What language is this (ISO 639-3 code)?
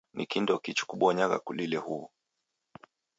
dav